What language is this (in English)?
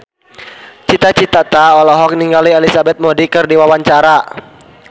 Sundanese